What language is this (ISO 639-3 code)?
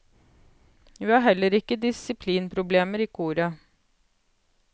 nor